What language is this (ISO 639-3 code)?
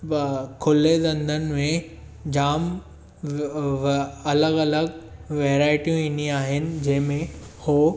snd